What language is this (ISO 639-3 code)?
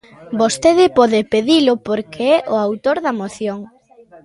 glg